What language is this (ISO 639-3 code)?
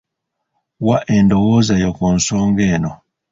lug